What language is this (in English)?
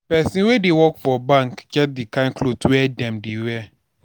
Nigerian Pidgin